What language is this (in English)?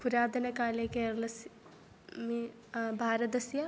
Sanskrit